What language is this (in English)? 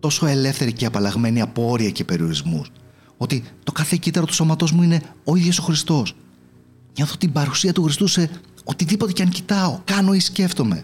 Greek